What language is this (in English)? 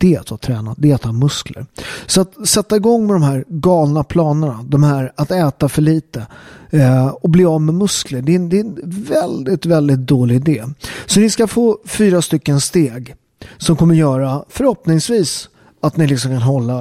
Swedish